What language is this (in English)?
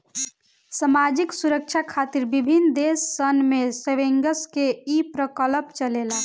Bhojpuri